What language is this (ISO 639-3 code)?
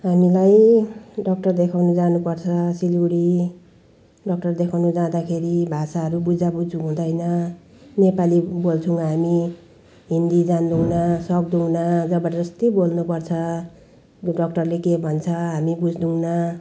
nep